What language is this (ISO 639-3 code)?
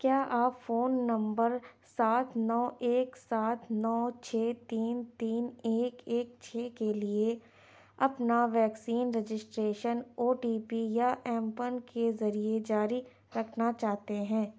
urd